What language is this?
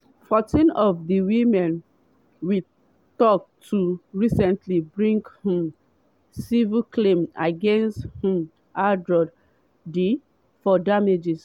Nigerian Pidgin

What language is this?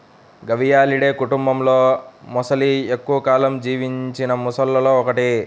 Telugu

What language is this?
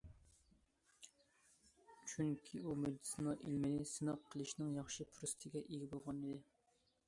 Uyghur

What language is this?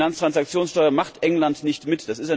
German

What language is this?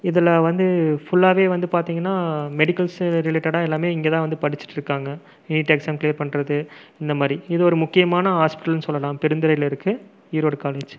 Tamil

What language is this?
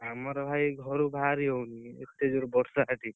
Odia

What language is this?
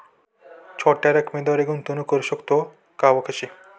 Marathi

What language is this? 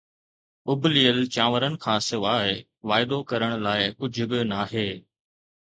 Sindhi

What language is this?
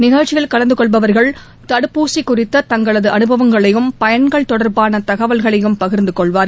Tamil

